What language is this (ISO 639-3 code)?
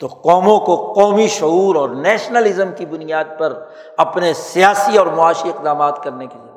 urd